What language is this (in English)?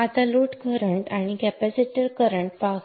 Marathi